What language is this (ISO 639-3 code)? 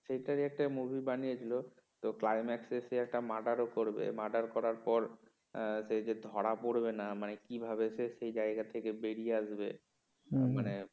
ben